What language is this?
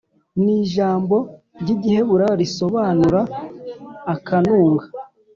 Kinyarwanda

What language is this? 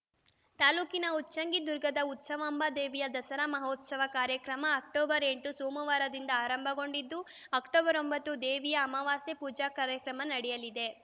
Kannada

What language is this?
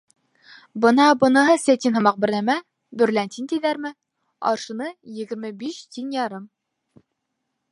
Bashkir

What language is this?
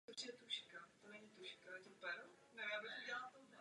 Czech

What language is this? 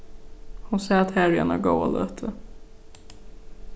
Faroese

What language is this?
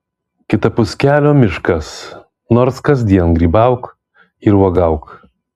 Lithuanian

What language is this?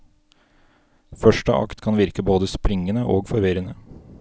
Norwegian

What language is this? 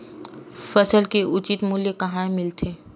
Chhattisgarhi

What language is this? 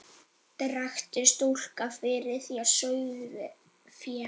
Icelandic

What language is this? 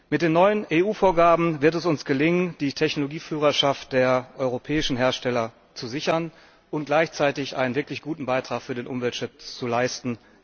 German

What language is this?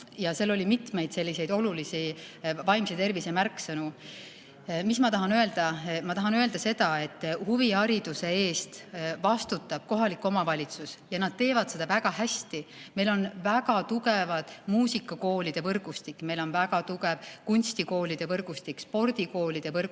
Estonian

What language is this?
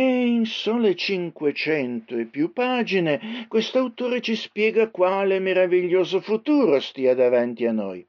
Italian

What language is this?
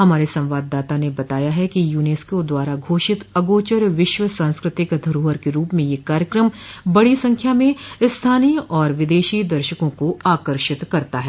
Hindi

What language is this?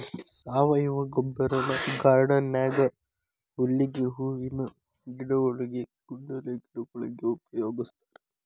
Kannada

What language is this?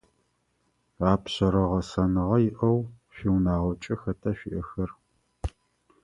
Adyghe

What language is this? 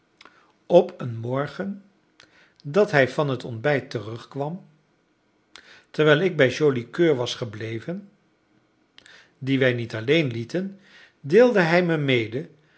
Dutch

